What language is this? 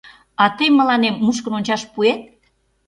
Mari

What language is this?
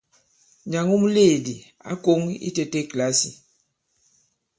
Bankon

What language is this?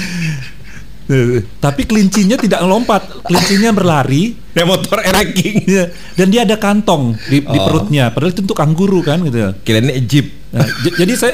Indonesian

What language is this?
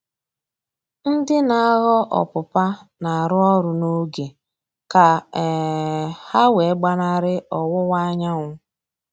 Igbo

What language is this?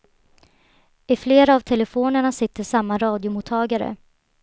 Swedish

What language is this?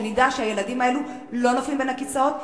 Hebrew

